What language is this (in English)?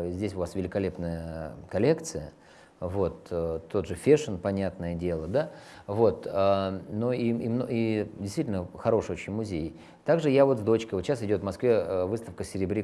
Russian